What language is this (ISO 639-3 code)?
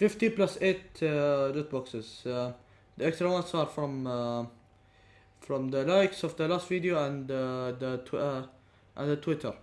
eng